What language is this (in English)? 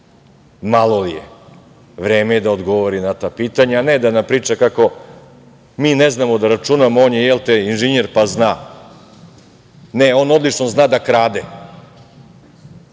Serbian